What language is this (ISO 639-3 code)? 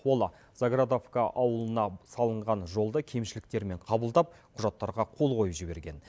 kaz